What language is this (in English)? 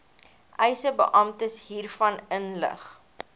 Afrikaans